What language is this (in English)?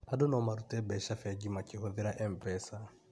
Kikuyu